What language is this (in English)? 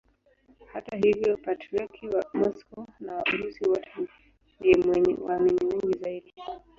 Swahili